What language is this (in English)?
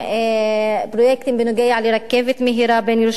Hebrew